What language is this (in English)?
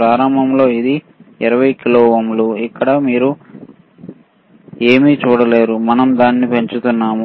Telugu